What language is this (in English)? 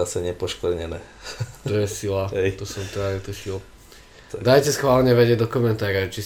Slovak